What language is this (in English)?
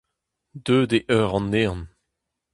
Breton